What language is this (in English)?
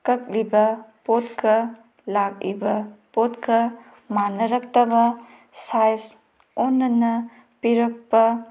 Manipuri